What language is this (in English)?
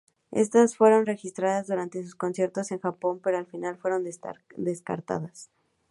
Spanish